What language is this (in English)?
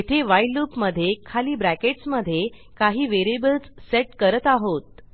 Marathi